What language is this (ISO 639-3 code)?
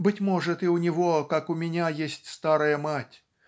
rus